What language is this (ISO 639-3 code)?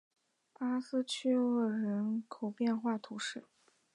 zho